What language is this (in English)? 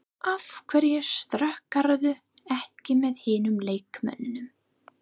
Icelandic